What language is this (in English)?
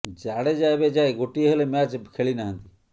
Odia